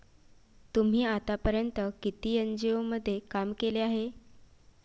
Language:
Marathi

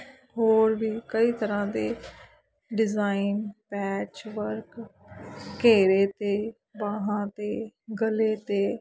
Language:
Punjabi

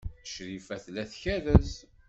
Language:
Kabyle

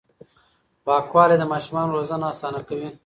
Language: Pashto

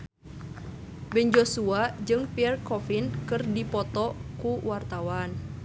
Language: Sundanese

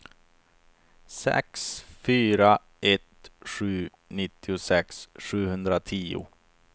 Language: Swedish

